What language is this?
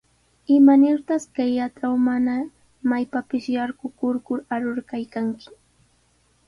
Sihuas Ancash Quechua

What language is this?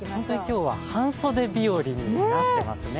Japanese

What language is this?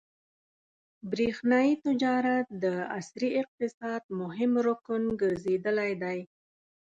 Pashto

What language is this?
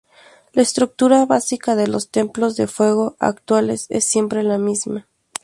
Spanish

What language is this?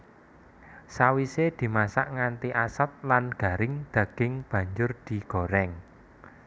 Javanese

